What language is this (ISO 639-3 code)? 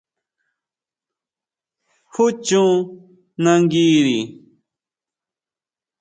mau